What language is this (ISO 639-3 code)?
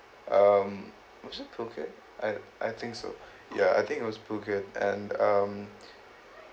eng